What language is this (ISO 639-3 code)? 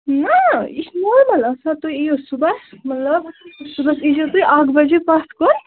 kas